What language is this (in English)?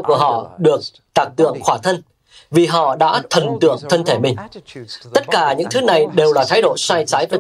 Vietnamese